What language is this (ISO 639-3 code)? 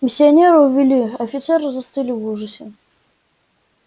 rus